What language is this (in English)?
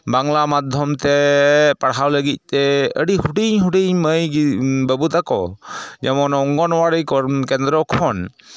Santali